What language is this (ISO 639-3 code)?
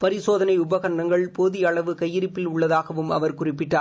tam